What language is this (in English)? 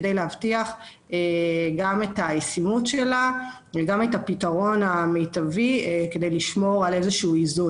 Hebrew